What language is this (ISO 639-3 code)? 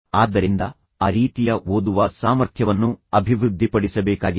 kan